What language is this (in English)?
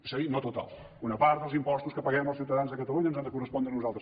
Catalan